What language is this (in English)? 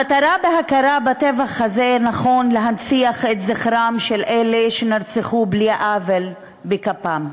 Hebrew